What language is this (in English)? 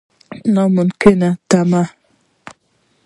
Pashto